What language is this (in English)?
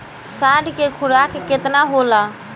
Bhojpuri